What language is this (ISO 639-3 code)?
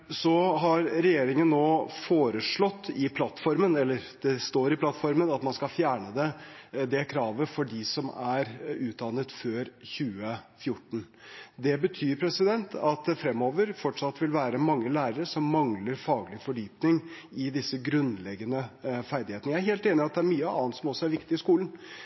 nob